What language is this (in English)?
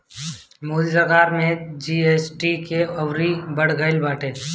Bhojpuri